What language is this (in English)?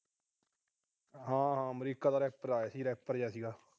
Punjabi